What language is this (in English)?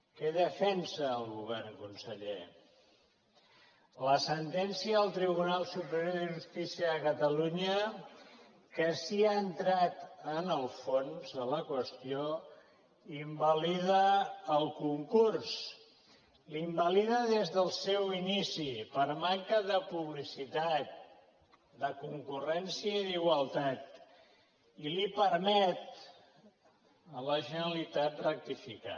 Catalan